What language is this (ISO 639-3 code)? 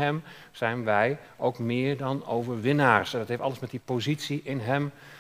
nld